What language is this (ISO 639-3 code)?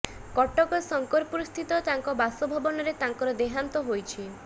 ori